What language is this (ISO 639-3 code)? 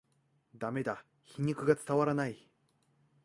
jpn